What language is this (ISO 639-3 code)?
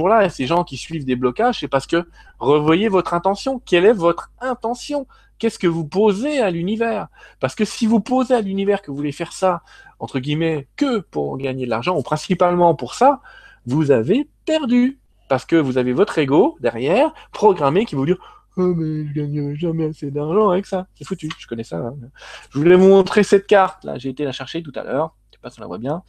fra